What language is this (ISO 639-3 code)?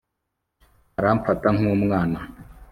kin